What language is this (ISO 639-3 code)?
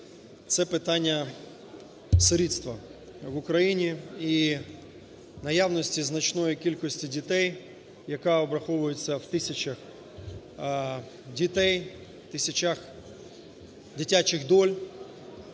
ukr